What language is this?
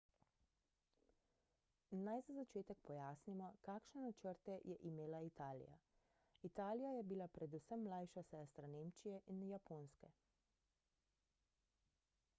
Slovenian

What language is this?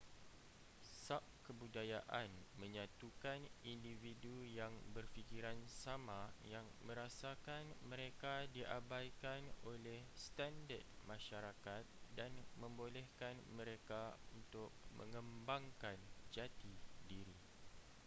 Malay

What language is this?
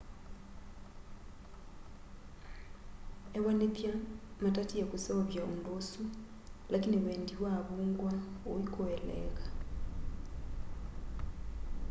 Kamba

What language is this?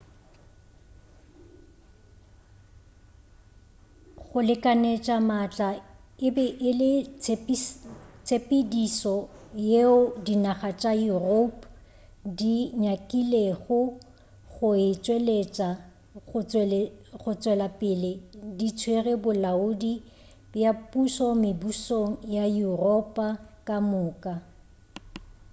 Northern Sotho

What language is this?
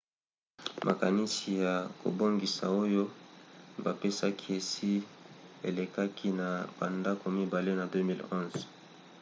Lingala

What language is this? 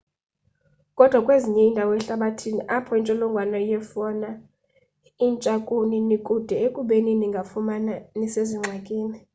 Xhosa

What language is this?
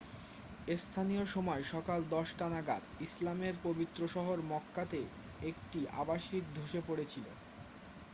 Bangla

